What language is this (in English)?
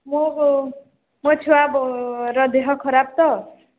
Odia